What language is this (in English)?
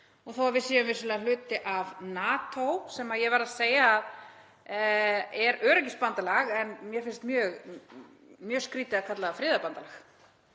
Icelandic